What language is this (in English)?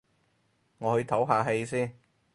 Cantonese